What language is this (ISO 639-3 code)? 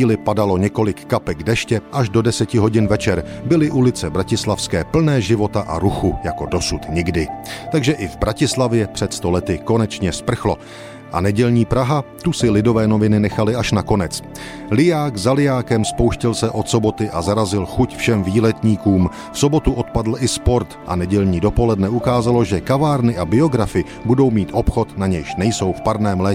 ces